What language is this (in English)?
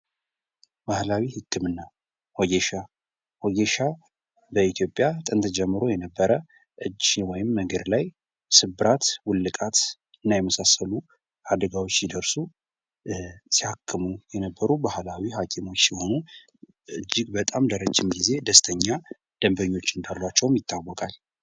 Amharic